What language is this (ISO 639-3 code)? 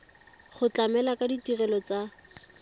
tsn